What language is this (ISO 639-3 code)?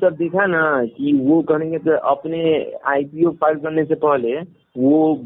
hin